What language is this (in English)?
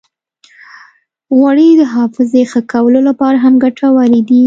Pashto